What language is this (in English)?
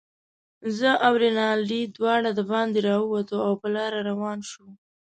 Pashto